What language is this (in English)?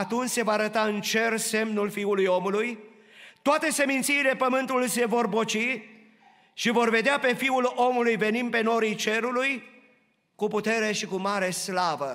Romanian